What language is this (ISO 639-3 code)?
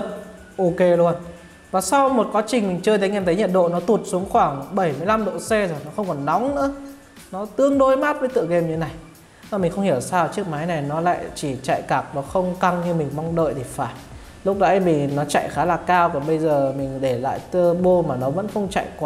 vie